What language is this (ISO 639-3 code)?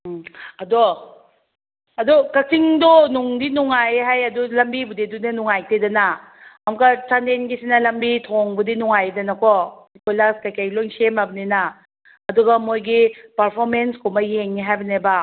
mni